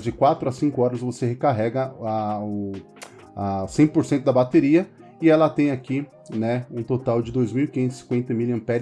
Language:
Portuguese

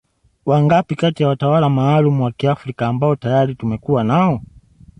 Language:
Swahili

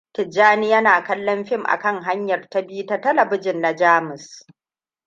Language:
Hausa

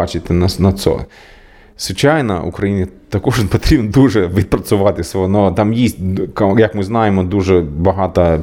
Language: Ukrainian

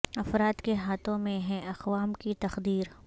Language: Urdu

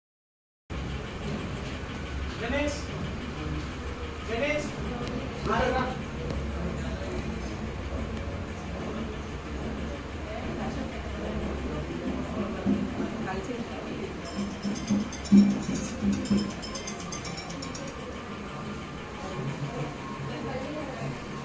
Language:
Filipino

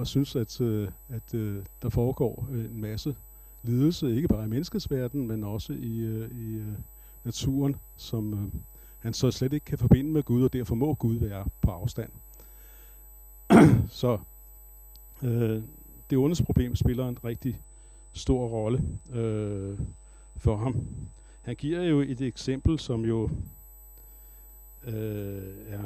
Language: Danish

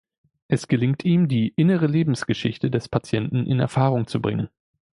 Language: German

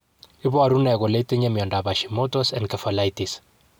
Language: Kalenjin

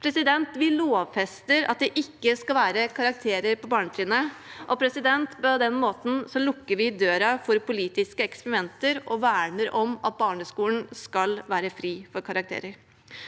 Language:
Norwegian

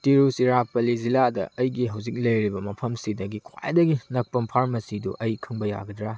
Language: Manipuri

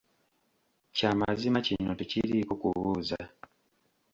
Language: Ganda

